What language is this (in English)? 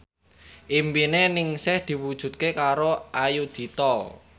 Javanese